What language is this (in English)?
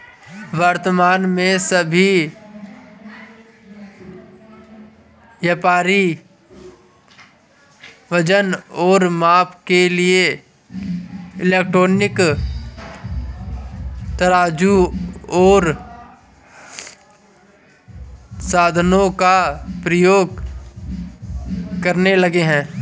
Hindi